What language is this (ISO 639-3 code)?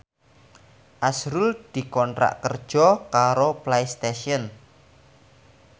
jav